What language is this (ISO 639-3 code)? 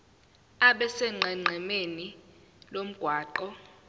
zul